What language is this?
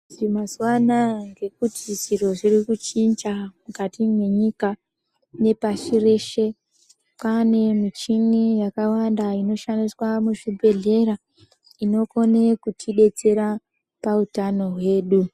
Ndau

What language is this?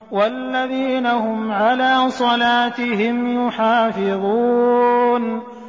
Arabic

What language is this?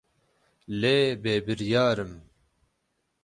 Kurdish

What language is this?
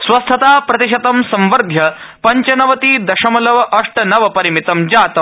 Sanskrit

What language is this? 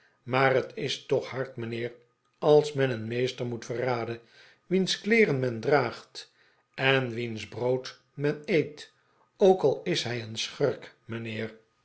Dutch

